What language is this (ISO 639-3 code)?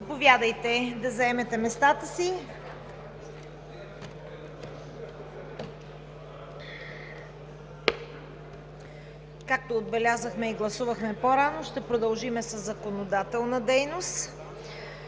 bul